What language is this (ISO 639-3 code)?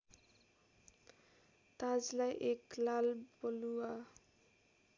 nep